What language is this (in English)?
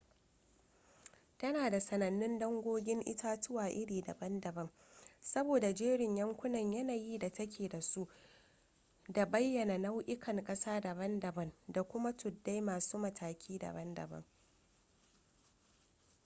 Hausa